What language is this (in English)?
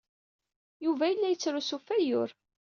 Kabyle